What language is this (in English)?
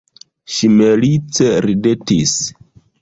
Esperanto